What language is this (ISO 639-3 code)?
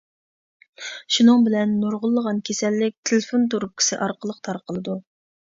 uig